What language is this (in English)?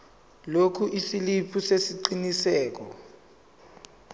Zulu